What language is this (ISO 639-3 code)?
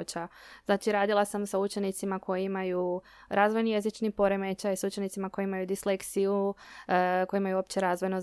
hrv